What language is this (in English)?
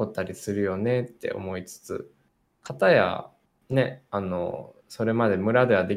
Japanese